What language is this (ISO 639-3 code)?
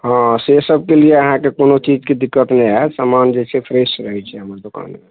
mai